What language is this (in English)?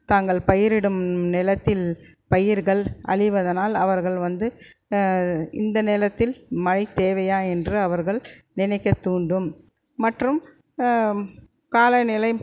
Tamil